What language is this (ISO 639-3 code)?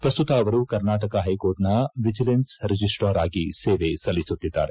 kan